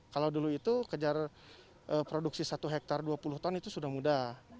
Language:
Indonesian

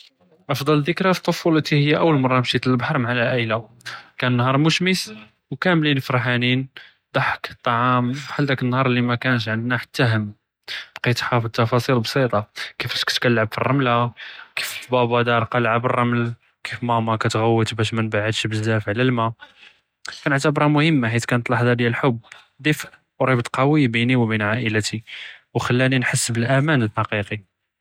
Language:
Judeo-Arabic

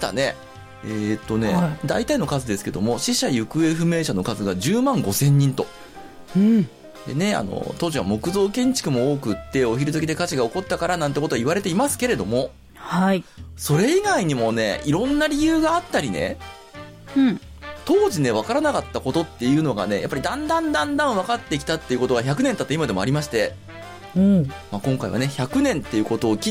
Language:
Japanese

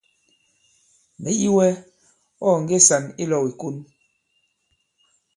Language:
Bankon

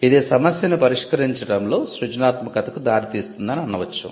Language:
Telugu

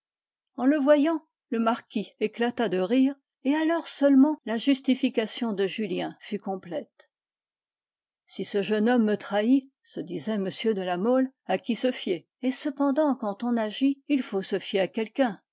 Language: French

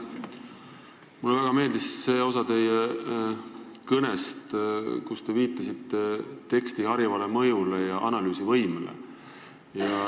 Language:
Estonian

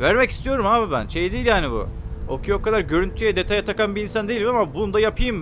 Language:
Turkish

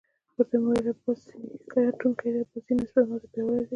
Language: Pashto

